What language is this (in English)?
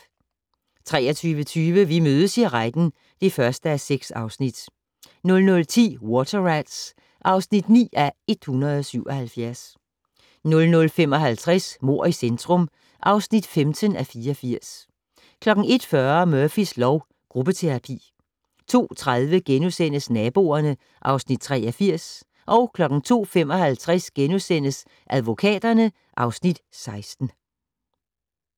Danish